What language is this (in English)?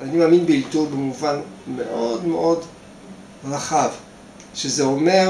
Hebrew